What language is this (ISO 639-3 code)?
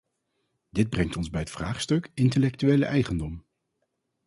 nld